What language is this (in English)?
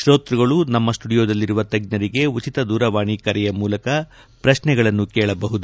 Kannada